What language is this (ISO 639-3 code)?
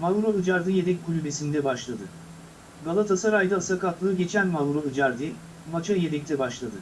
tur